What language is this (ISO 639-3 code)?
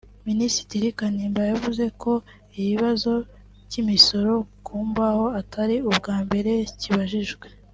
kin